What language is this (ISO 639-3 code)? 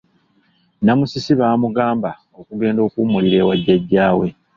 lug